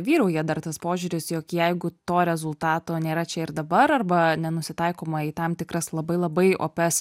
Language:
Lithuanian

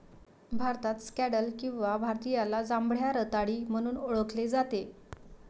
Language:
Marathi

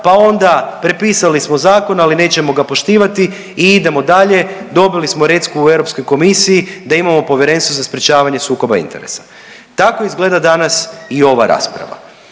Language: Croatian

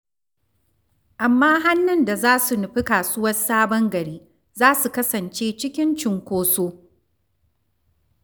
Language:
Hausa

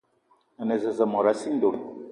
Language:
Eton (Cameroon)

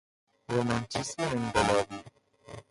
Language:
Persian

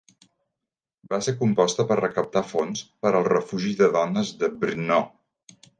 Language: Catalan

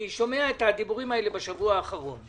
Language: Hebrew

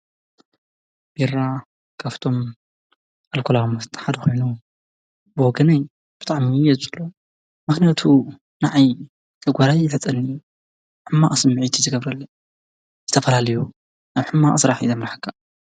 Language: Tigrinya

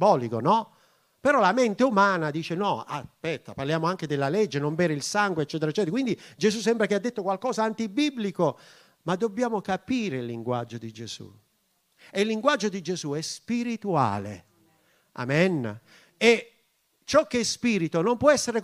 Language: Italian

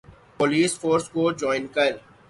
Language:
Urdu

